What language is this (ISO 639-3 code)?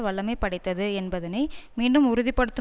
tam